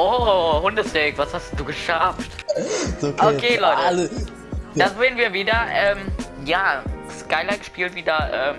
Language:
German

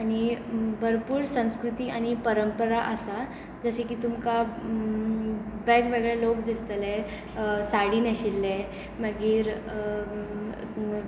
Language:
Konkani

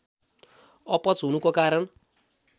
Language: Nepali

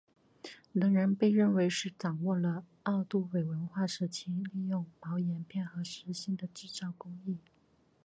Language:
Chinese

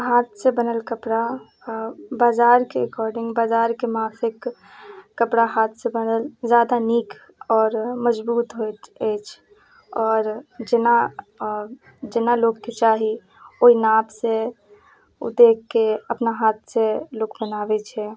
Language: Maithili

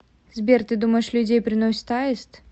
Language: Russian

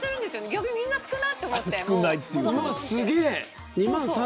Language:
Japanese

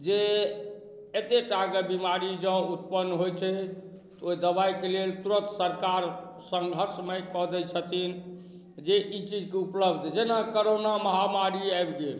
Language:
Maithili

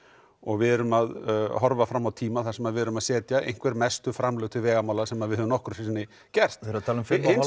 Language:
Icelandic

